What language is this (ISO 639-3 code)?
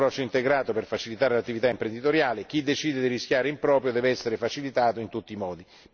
ita